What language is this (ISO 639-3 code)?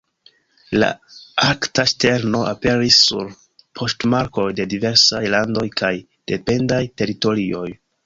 epo